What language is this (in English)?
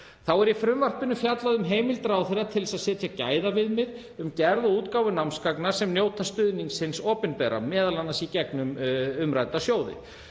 Icelandic